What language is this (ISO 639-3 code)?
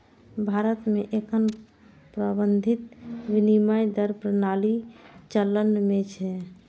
mai